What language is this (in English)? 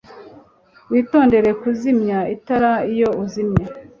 Kinyarwanda